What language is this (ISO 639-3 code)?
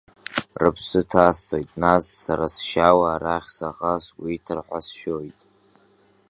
abk